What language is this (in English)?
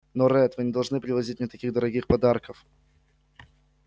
Russian